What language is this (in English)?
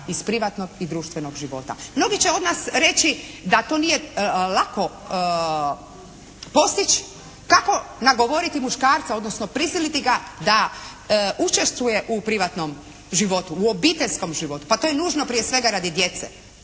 Croatian